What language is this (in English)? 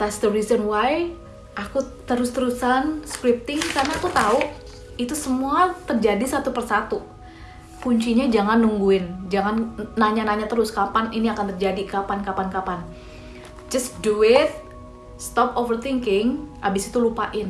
Indonesian